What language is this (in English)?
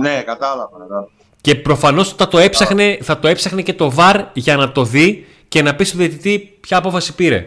Greek